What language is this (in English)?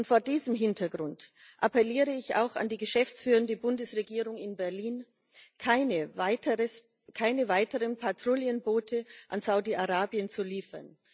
German